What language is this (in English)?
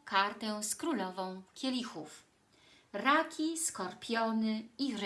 Polish